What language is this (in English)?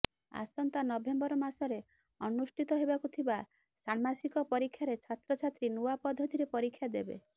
Odia